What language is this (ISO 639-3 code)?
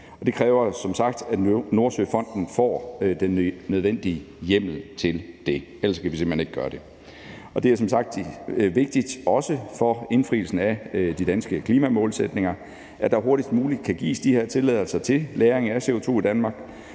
dan